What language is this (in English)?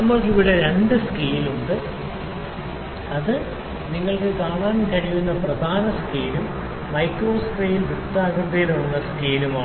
Malayalam